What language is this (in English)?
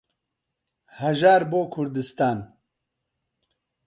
Central Kurdish